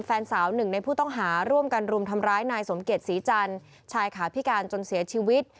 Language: Thai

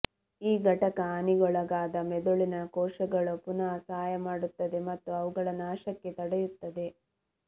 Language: Kannada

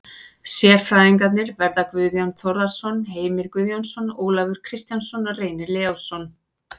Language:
Icelandic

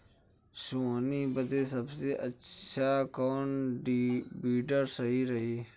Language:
Bhojpuri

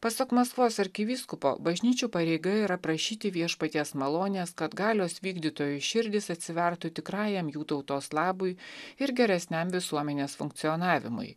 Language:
Lithuanian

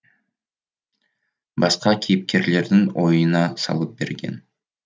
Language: Kazakh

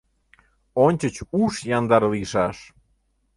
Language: Mari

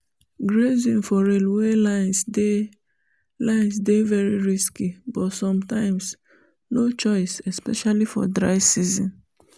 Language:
Nigerian Pidgin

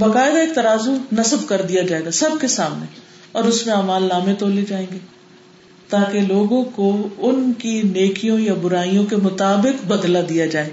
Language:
Urdu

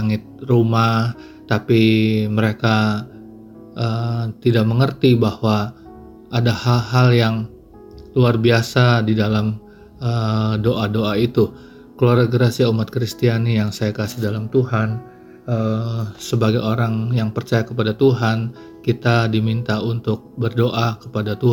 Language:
Indonesian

